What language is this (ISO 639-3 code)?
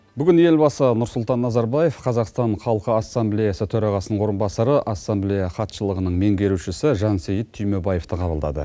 kaz